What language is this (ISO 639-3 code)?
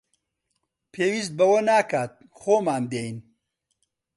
ckb